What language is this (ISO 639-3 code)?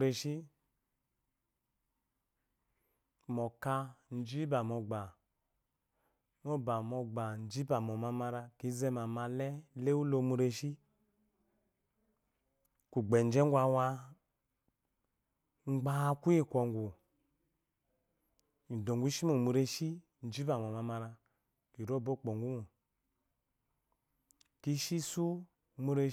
afo